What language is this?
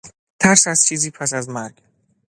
Persian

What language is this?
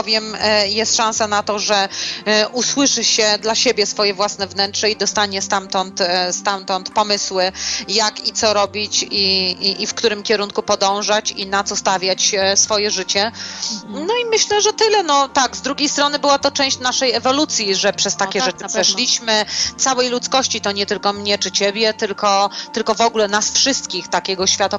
Polish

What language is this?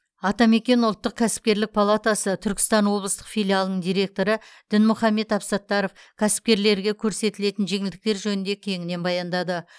Kazakh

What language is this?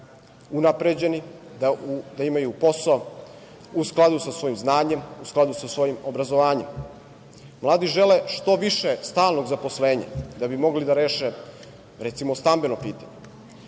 Serbian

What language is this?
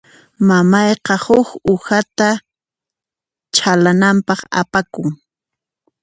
Puno Quechua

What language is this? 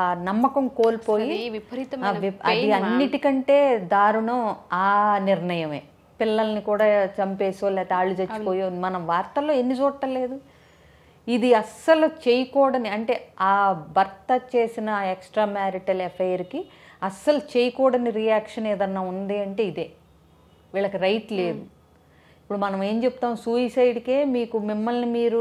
Telugu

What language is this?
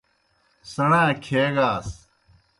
Kohistani Shina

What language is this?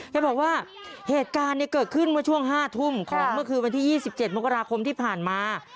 Thai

